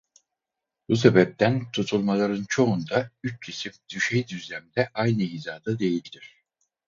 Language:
Turkish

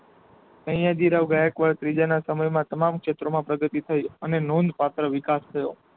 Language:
Gujarati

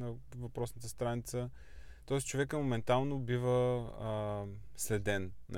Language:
Bulgarian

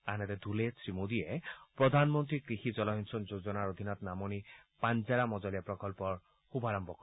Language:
Assamese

